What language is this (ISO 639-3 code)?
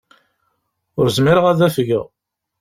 kab